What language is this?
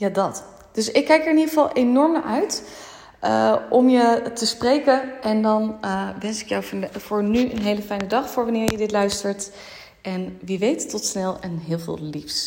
Dutch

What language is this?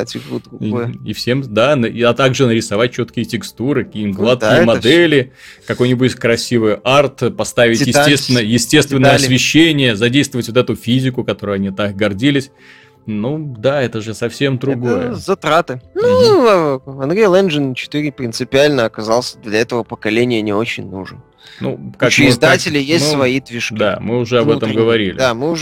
Russian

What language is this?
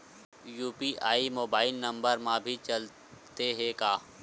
Chhattisgarhi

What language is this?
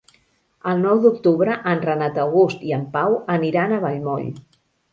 Catalan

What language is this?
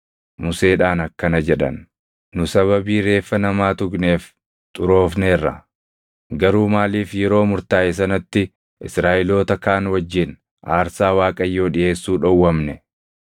Oromo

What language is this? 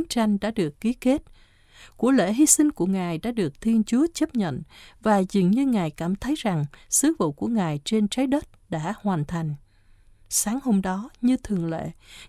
Vietnamese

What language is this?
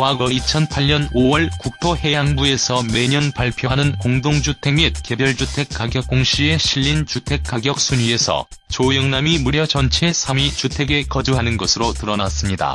Korean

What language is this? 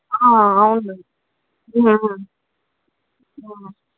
Telugu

